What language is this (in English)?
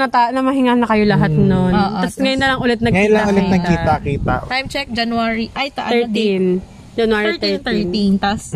Filipino